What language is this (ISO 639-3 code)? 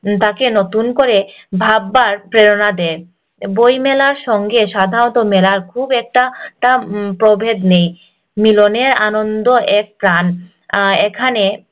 ben